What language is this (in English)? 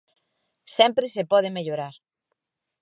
Galician